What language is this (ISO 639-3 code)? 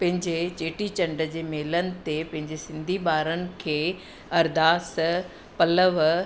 snd